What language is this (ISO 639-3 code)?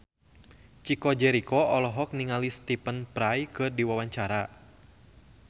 sun